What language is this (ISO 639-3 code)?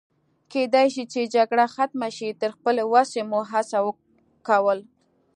pus